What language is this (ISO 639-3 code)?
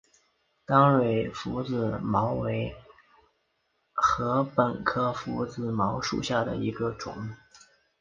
zho